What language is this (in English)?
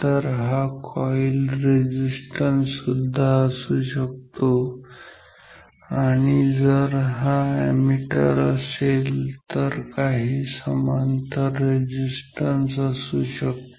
Marathi